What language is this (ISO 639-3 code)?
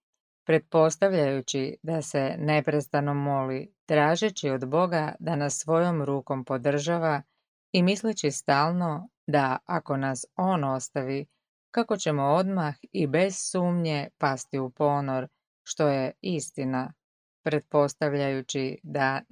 hrv